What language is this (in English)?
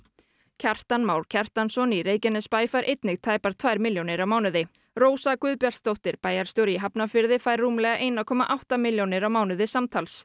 Icelandic